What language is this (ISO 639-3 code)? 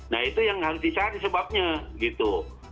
ind